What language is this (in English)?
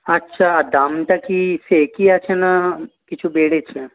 Bangla